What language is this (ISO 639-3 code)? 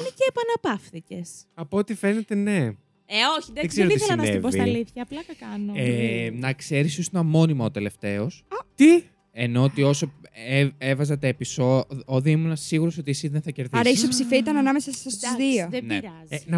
ell